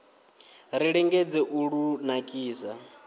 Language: Venda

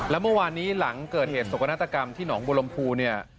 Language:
Thai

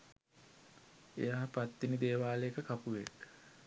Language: Sinhala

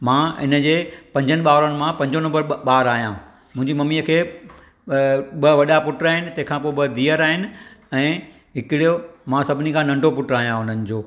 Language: Sindhi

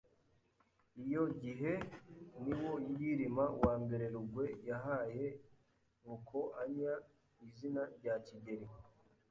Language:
Kinyarwanda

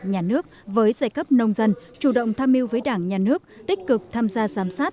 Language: Vietnamese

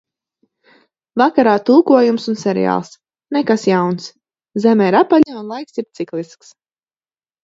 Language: Latvian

